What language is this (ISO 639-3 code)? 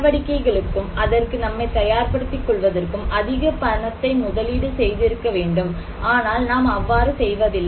tam